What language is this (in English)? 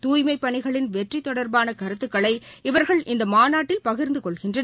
Tamil